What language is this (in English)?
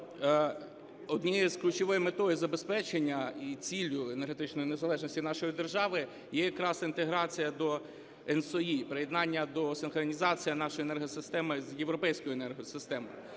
Ukrainian